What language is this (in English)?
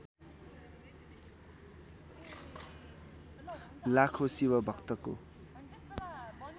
Nepali